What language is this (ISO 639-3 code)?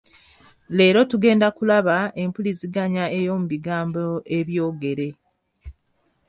lug